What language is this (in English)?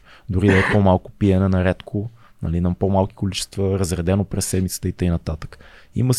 Bulgarian